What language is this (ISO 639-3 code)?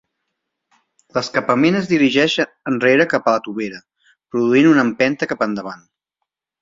cat